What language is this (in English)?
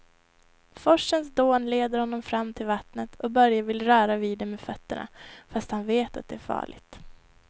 Swedish